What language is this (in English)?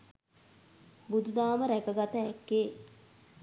Sinhala